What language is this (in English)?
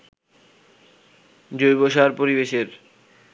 Bangla